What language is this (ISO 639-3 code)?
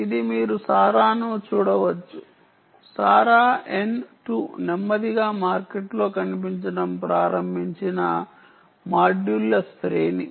tel